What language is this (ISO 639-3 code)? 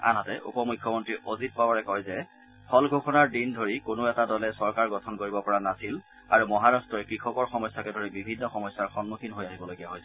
asm